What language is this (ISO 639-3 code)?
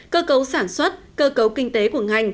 vie